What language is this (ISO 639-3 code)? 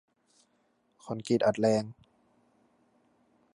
tha